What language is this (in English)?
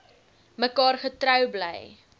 Afrikaans